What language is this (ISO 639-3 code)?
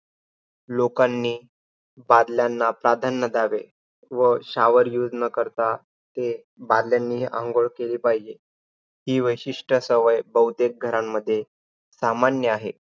mar